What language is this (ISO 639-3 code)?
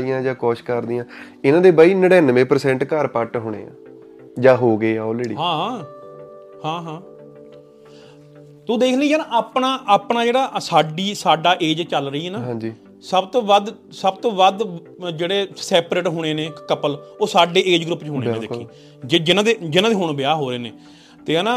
pan